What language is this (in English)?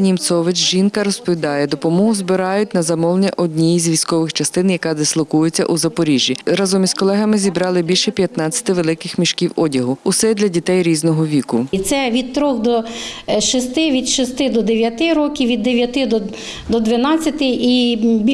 Ukrainian